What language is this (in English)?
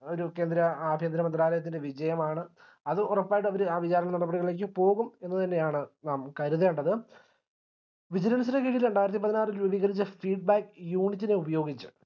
Malayalam